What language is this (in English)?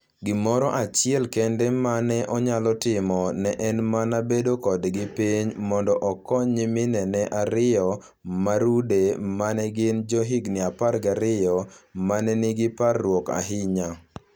Luo (Kenya and Tanzania)